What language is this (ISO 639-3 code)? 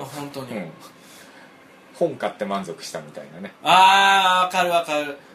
jpn